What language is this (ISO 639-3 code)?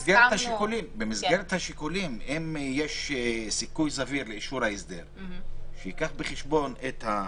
heb